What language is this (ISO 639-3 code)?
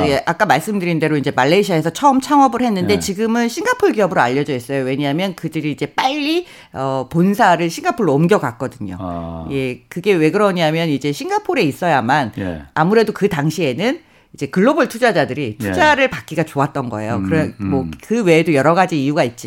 kor